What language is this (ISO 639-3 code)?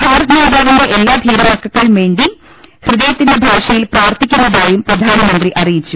mal